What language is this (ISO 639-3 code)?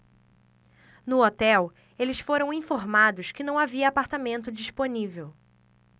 por